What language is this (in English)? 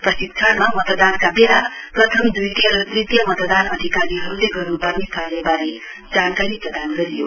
Nepali